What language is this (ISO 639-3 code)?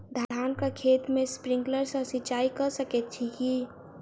mai